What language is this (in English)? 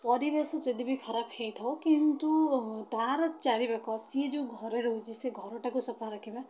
Odia